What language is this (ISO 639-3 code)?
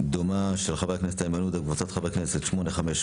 heb